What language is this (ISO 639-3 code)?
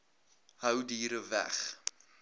afr